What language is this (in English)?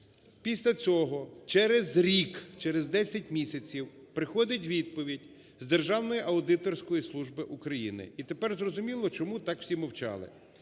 Ukrainian